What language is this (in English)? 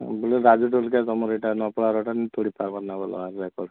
Odia